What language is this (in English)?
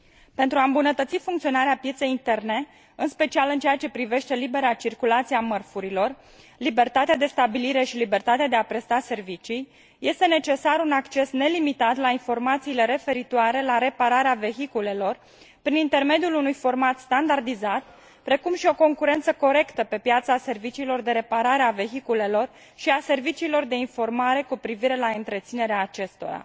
Romanian